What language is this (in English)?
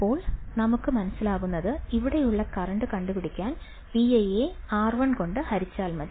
Malayalam